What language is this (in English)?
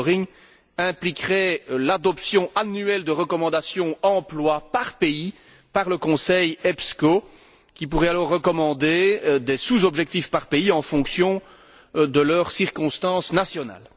French